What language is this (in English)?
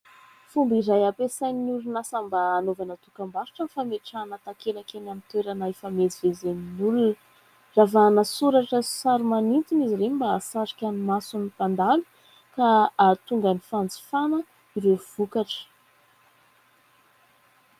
Malagasy